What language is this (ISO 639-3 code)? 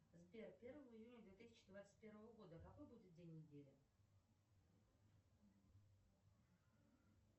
rus